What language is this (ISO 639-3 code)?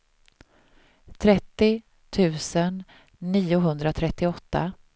swe